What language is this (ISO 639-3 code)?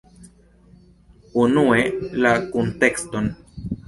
epo